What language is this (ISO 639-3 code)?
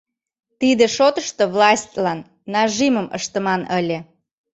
chm